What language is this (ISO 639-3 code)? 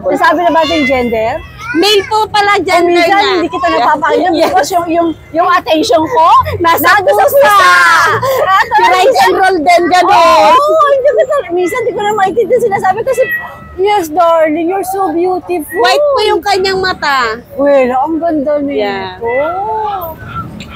fil